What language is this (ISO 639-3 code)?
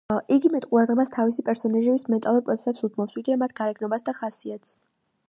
kat